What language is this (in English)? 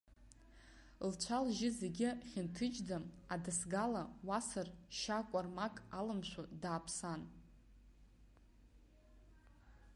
Abkhazian